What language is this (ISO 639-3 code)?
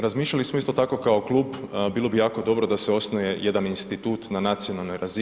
hrv